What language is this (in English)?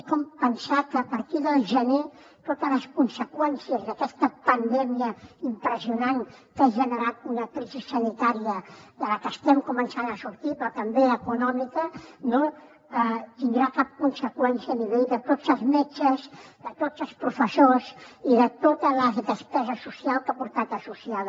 Catalan